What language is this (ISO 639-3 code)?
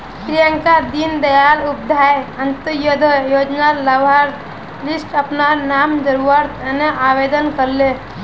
mag